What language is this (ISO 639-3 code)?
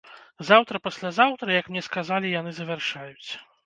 bel